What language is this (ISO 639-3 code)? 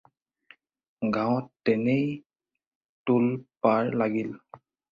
asm